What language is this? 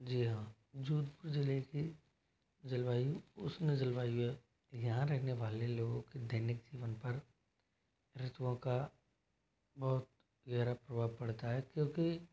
Hindi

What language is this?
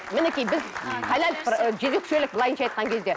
Kazakh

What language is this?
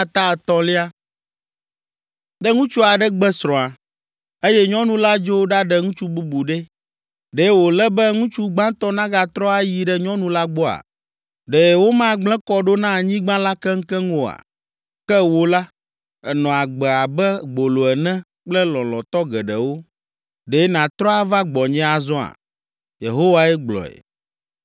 Ewe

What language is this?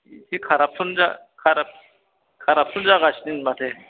Bodo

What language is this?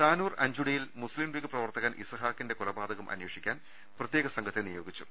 Malayalam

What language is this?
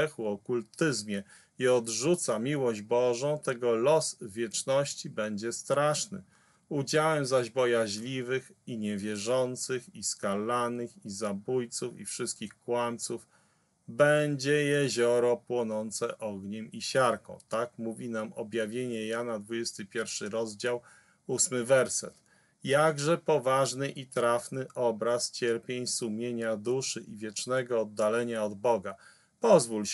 Polish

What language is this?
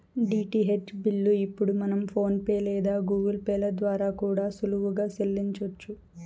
Telugu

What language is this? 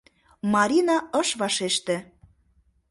Mari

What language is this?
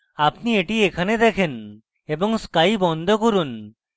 Bangla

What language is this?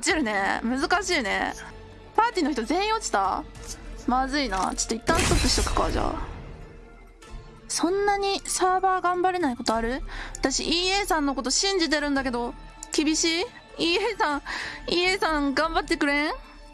Japanese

